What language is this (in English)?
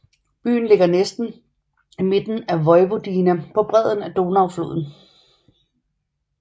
Danish